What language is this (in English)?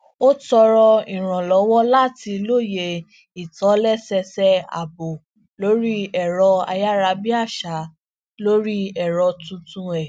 Yoruba